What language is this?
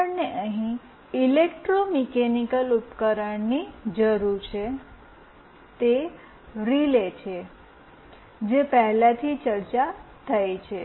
Gujarati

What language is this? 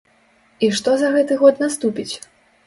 Belarusian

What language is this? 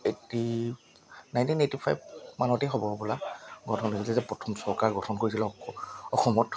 Assamese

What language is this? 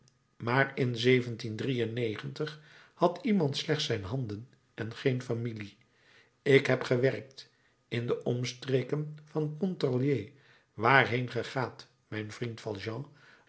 Dutch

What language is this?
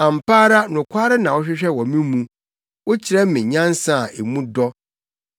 Akan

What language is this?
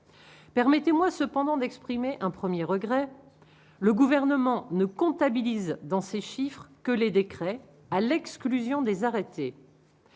French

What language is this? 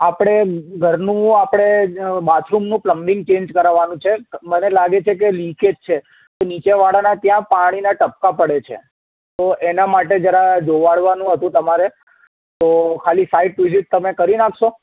Gujarati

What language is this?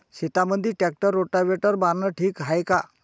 Marathi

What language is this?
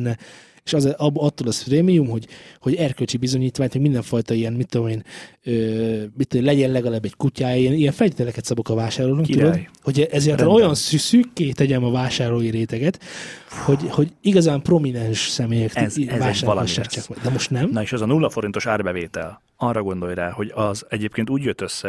Hungarian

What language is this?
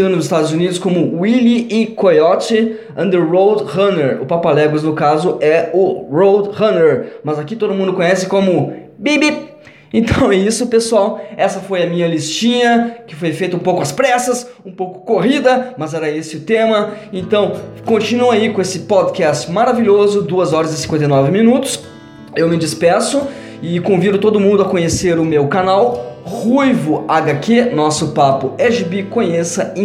Portuguese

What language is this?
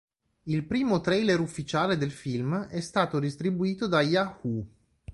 Italian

